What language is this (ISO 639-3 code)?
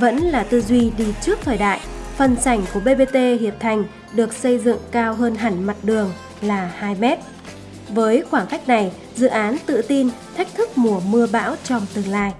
vie